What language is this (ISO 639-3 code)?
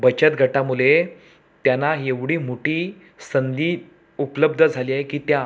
mar